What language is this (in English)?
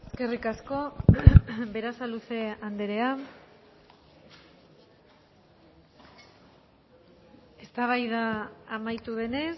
Basque